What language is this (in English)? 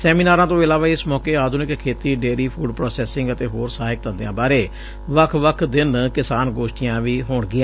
Punjabi